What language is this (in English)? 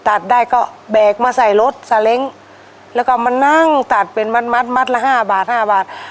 Thai